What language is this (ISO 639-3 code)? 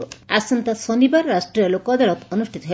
ori